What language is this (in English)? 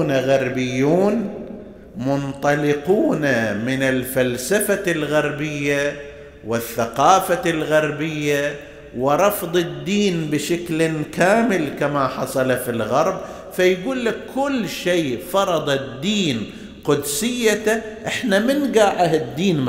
Arabic